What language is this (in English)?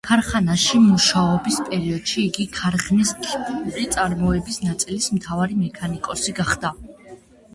Georgian